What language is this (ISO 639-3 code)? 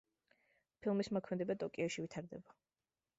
kat